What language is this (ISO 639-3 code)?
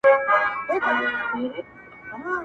pus